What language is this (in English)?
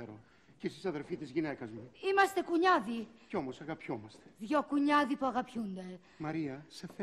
Greek